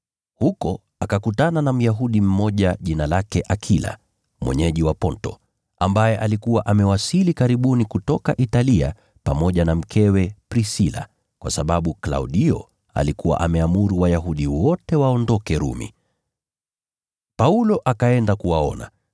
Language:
Swahili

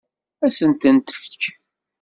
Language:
Kabyle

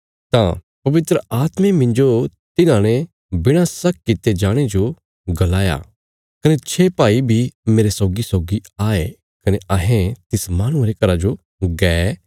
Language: Bilaspuri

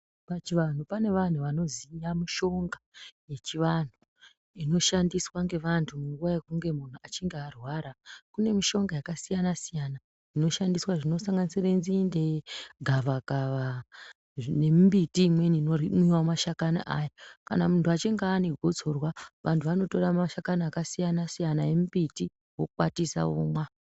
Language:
Ndau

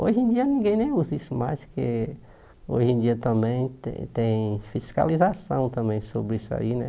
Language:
Portuguese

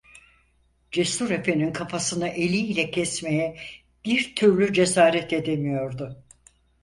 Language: Turkish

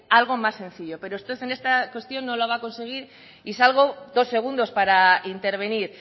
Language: Spanish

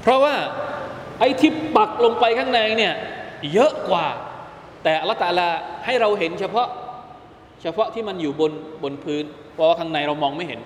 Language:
Thai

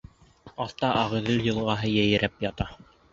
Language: Bashkir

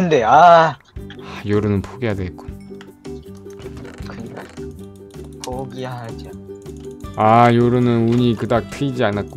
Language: Korean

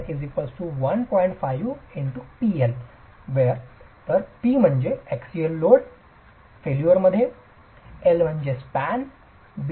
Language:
Marathi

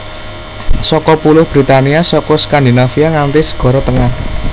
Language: Javanese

